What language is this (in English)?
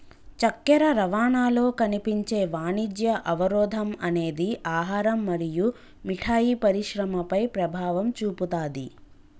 Telugu